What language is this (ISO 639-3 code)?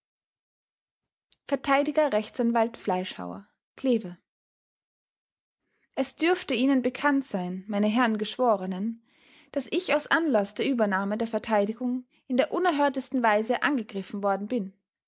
deu